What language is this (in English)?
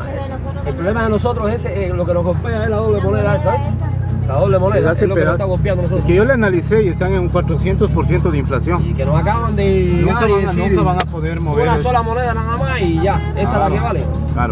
Spanish